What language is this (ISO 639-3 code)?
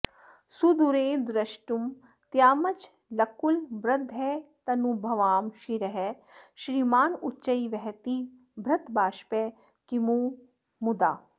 san